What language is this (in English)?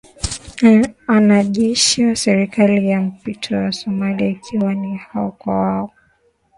Swahili